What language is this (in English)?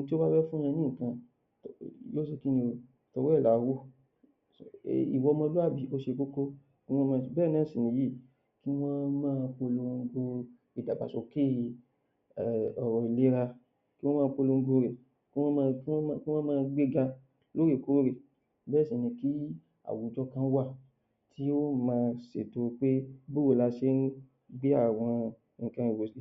Yoruba